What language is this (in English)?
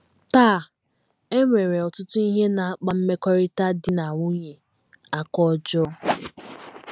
Igbo